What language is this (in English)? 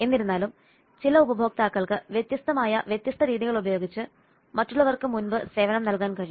Malayalam